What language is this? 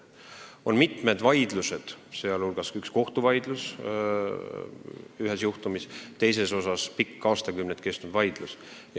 Estonian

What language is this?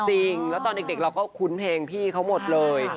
Thai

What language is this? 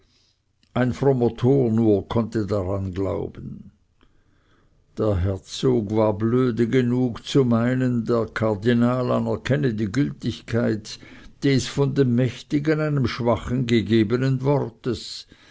German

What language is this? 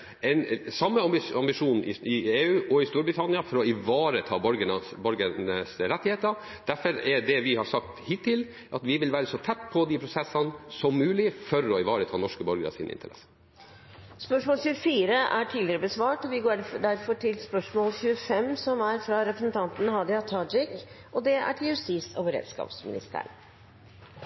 Norwegian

